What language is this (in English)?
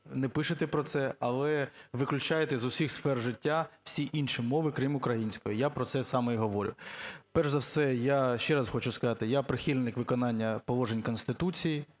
Ukrainian